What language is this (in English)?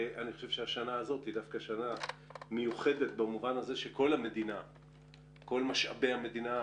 Hebrew